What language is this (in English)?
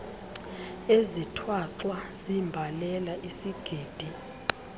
Xhosa